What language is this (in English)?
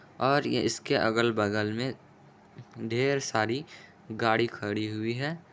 Magahi